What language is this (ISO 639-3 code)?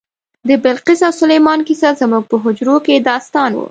pus